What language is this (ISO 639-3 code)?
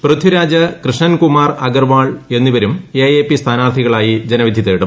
mal